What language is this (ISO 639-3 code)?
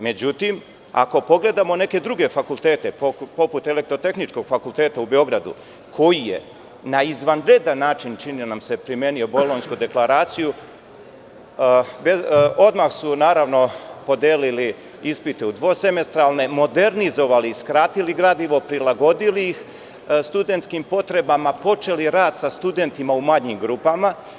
srp